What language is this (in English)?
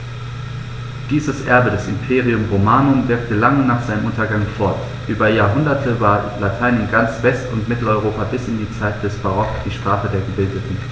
German